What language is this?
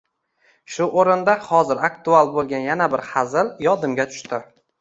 Uzbek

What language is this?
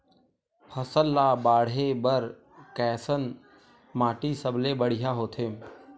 Chhattisgarhi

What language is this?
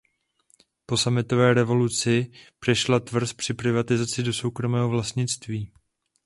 Czech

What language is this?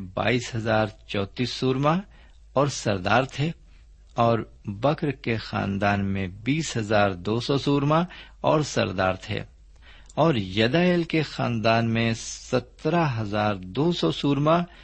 Urdu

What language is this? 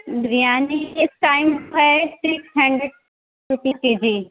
Urdu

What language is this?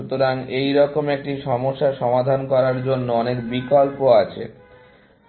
Bangla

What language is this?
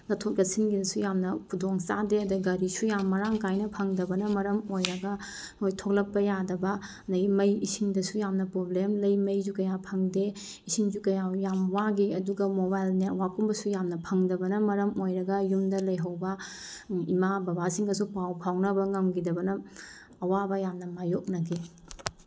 Manipuri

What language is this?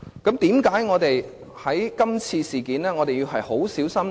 Cantonese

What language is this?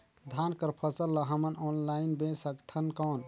Chhattisgarhi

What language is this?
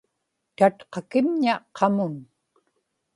Inupiaq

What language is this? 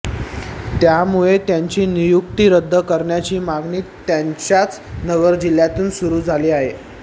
Marathi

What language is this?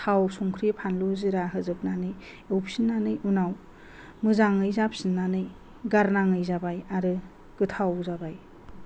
Bodo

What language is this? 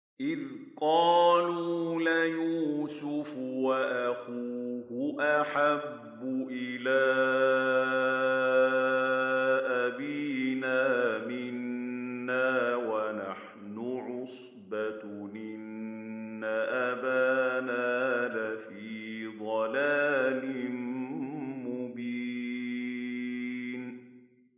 Arabic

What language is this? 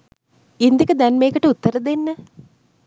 Sinhala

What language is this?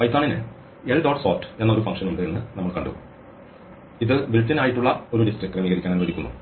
Malayalam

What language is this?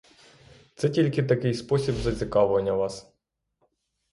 Ukrainian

